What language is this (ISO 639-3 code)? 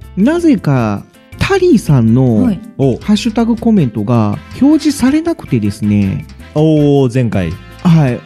jpn